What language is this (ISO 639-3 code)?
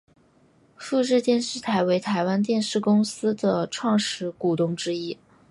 zho